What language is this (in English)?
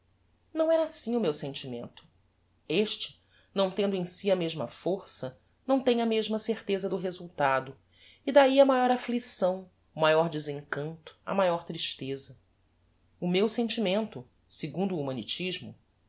Portuguese